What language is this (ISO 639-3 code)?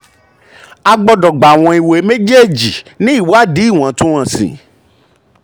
yor